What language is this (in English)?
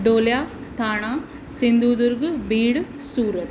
Sindhi